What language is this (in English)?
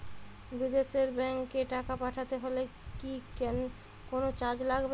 Bangla